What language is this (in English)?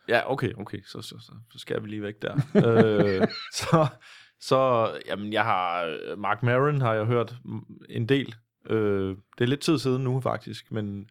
Danish